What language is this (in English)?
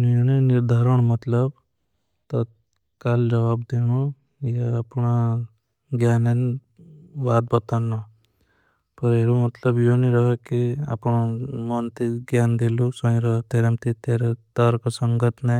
Bhili